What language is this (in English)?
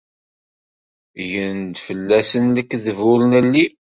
Kabyle